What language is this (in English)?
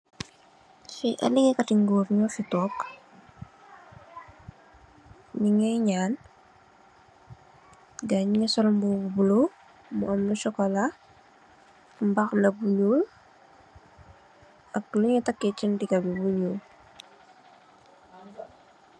Wolof